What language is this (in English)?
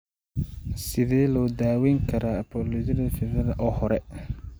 Somali